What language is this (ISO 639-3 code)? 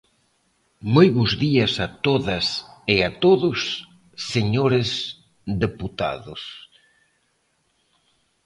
glg